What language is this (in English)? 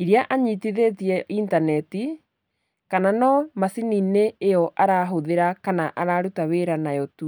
Kikuyu